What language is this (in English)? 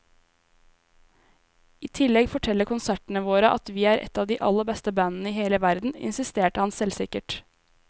Norwegian